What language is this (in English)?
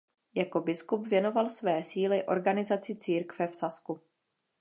Czech